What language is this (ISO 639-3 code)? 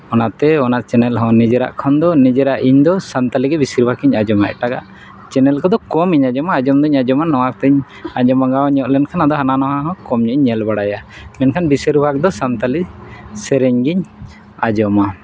sat